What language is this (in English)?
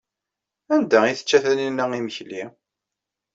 Kabyle